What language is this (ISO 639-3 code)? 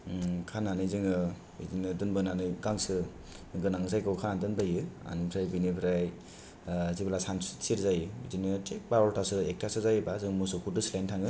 brx